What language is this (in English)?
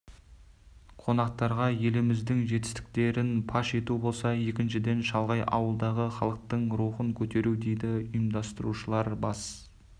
Kazakh